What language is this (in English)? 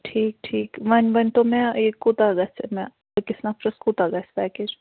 Kashmiri